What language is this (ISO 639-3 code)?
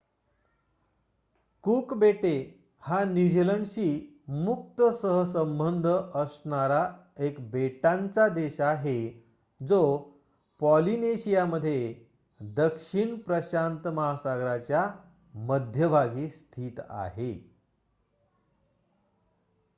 mar